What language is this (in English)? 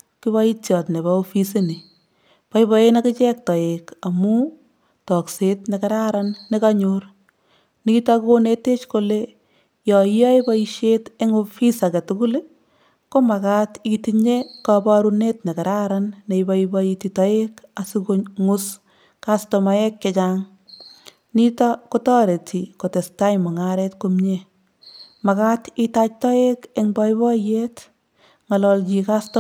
Kalenjin